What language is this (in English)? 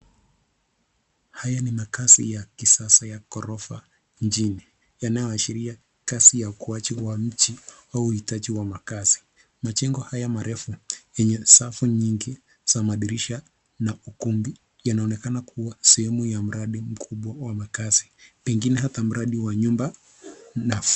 Swahili